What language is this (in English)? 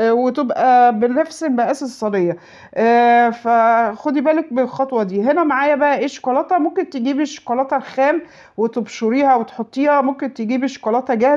Arabic